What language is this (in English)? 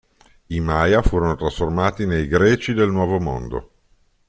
Italian